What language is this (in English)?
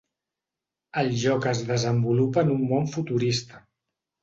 Catalan